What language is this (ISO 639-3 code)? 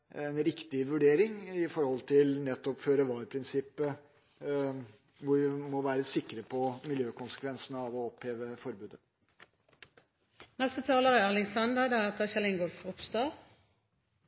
nor